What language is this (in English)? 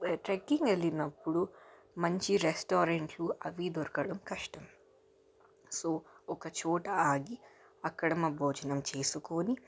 Telugu